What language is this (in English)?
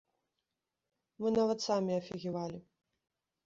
Belarusian